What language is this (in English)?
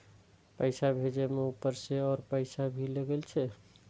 Maithili